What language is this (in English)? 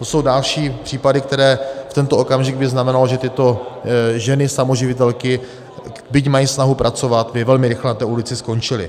Czech